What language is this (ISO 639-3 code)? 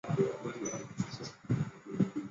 zho